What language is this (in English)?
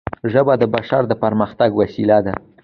Pashto